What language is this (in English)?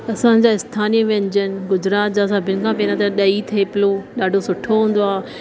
Sindhi